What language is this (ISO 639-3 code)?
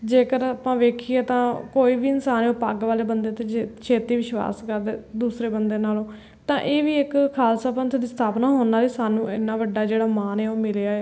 pan